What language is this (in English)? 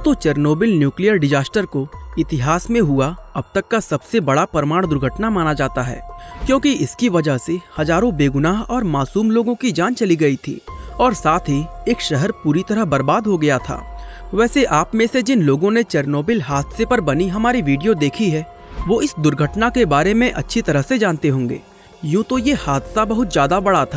Hindi